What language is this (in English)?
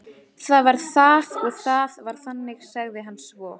Icelandic